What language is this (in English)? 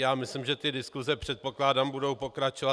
Czech